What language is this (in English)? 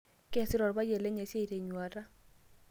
Masai